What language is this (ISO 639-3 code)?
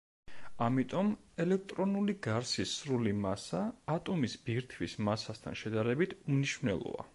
kat